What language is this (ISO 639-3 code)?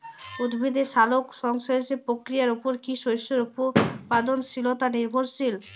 ben